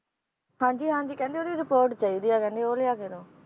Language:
Punjabi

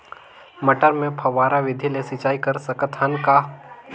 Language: Chhattisgarhi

